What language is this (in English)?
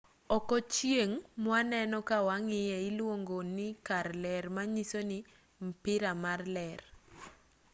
Luo (Kenya and Tanzania)